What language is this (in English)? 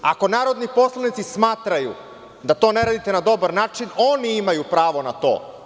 Serbian